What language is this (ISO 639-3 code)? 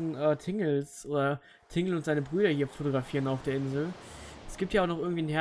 deu